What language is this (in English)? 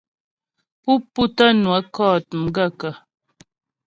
Ghomala